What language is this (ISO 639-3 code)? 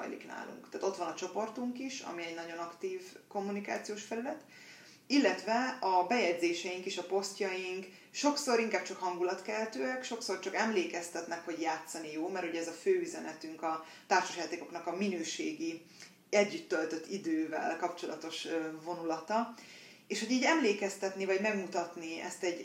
hun